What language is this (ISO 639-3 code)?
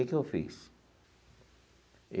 por